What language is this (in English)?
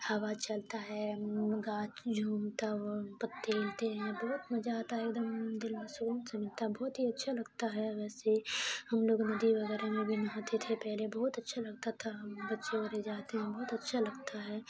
Urdu